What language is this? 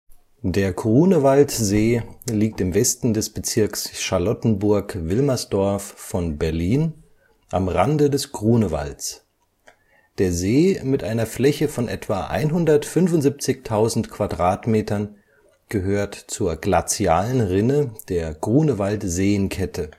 German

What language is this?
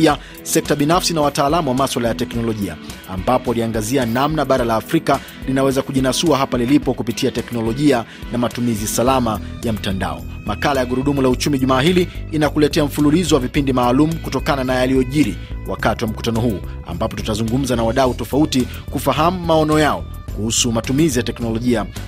Swahili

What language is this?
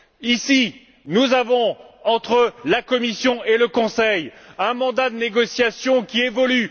French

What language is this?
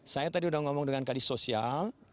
Indonesian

